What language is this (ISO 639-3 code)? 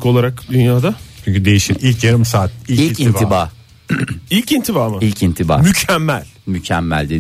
tur